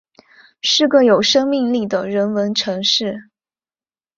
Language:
Chinese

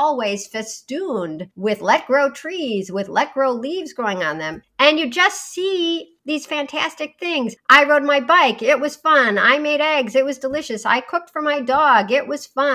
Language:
English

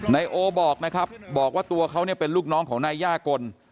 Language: Thai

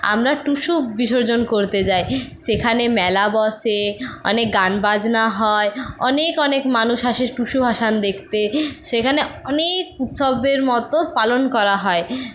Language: Bangla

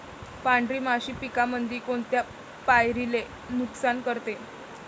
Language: Marathi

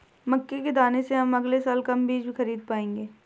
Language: Hindi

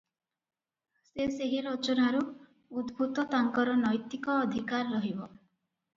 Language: Odia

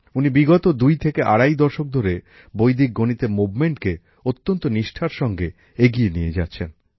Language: Bangla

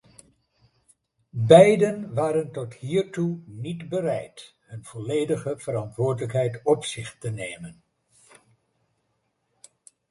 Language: Dutch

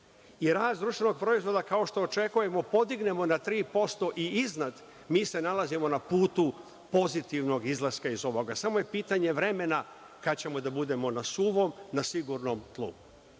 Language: Serbian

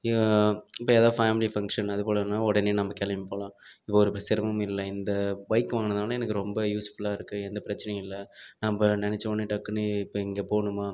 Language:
Tamil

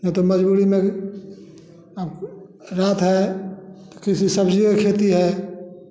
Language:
Hindi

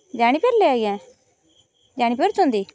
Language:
Odia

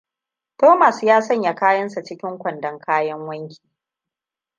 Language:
Hausa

